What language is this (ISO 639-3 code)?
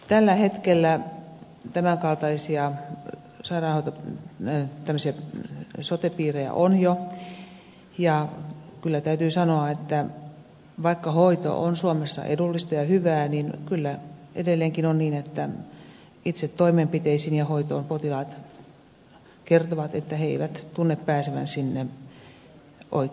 fin